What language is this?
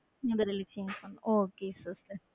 Tamil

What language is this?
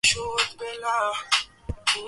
Swahili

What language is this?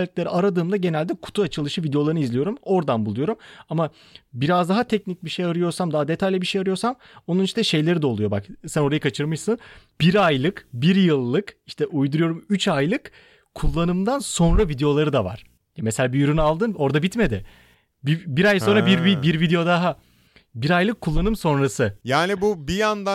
Turkish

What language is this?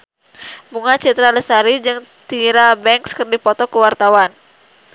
Sundanese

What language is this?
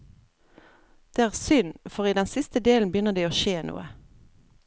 Norwegian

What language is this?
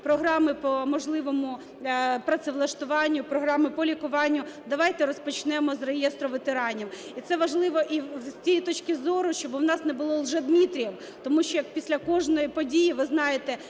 Ukrainian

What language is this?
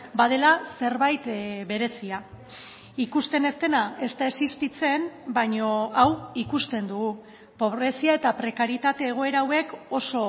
Basque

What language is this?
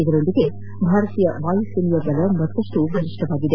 Kannada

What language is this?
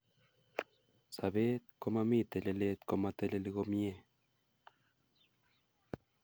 Kalenjin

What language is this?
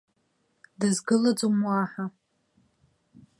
Abkhazian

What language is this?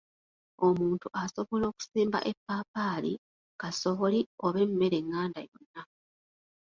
Ganda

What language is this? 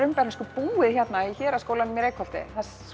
Icelandic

